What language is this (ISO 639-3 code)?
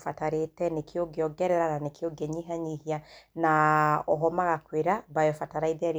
kik